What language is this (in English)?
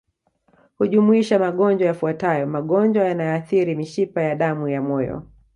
Swahili